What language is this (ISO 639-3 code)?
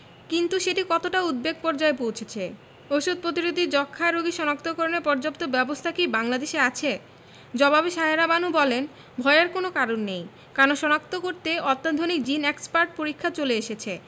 ben